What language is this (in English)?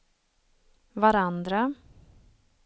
Swedish